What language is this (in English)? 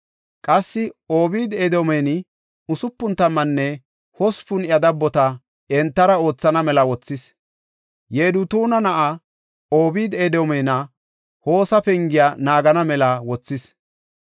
Gofa